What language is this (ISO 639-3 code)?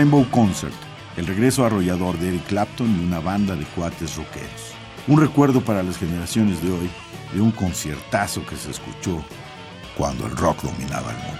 spa